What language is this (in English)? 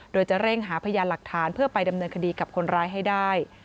Thai